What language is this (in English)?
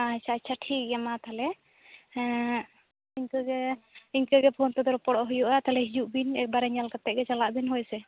Santali